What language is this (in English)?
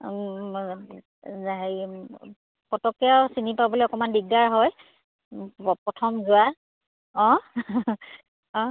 Assamese